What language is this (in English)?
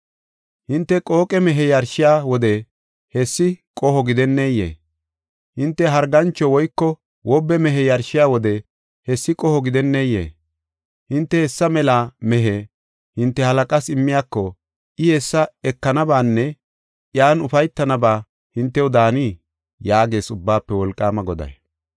Gofa